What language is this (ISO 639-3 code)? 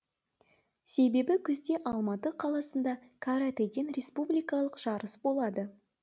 kaz